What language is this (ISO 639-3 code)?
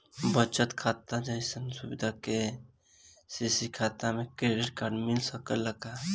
bho